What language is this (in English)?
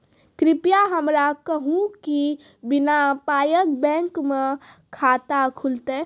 Maithili